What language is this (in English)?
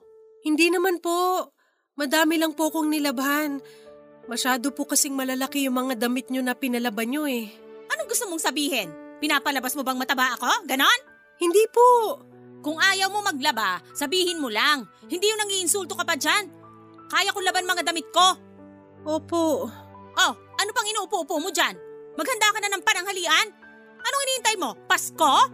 Filipino